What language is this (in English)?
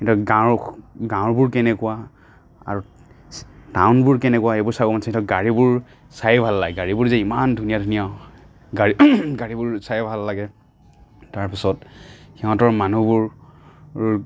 Assamese